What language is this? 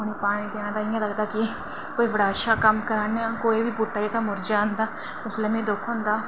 Dogri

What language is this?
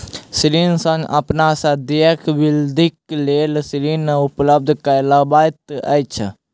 Maithili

